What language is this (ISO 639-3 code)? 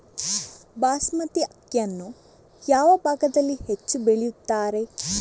kan